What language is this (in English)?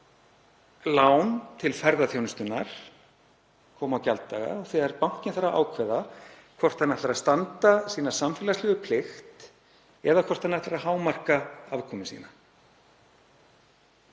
Icelandic